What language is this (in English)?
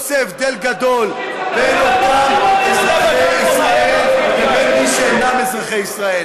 Hebrew